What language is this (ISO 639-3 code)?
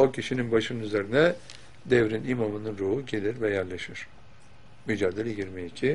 tur